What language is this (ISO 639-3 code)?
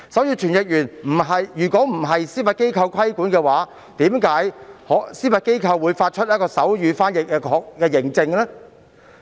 yue